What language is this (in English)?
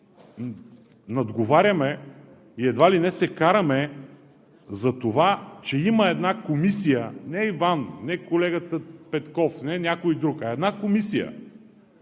Bulgarian